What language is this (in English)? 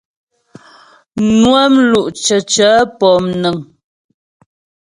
Ghomala